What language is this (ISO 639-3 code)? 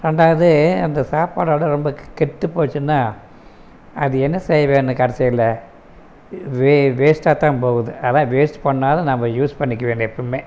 tam